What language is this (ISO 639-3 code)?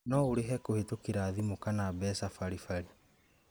kik